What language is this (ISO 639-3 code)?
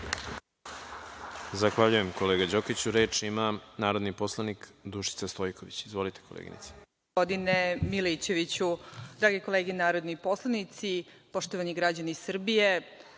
srp